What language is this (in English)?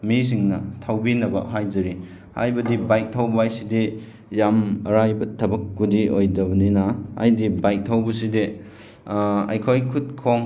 Manipuri